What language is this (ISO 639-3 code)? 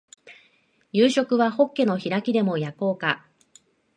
jpn